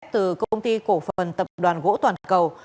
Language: Vietnamese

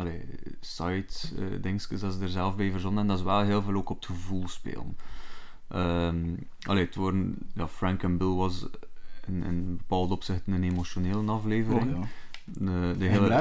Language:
Dutch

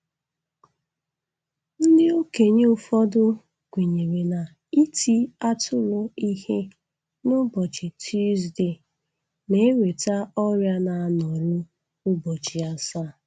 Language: Igbo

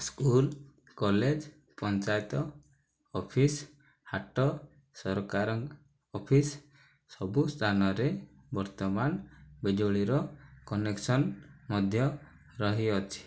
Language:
Odia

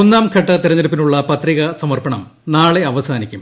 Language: Malayalam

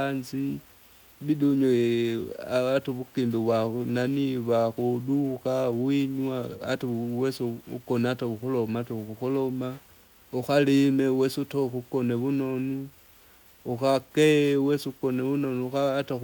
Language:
Kinga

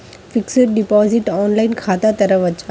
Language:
Telugu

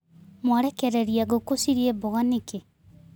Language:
Kikuyu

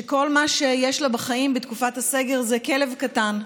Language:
Hebrew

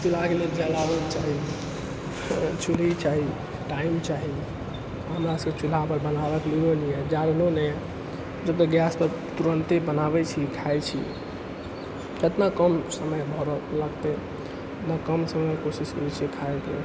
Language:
Maithili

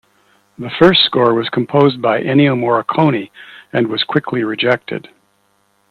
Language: English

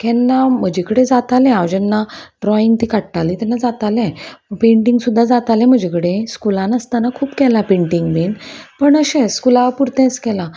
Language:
Konkani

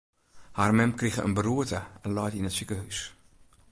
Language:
Western Frisian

